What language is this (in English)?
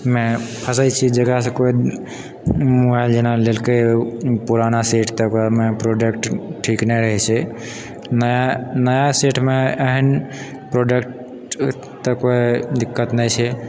Maithili